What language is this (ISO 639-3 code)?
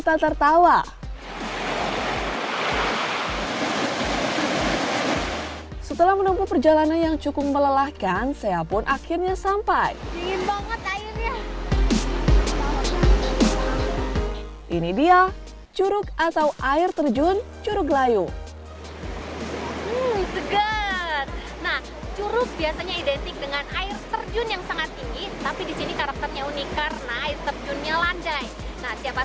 ind